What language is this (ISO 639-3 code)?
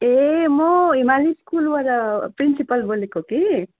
nep